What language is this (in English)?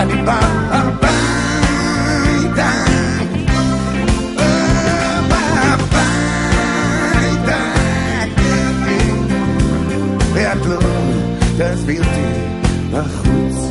Hebrew